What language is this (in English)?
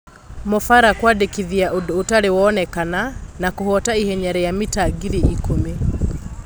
Kikuyu